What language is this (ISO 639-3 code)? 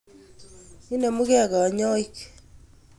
kln